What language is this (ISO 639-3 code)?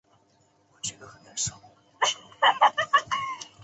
zho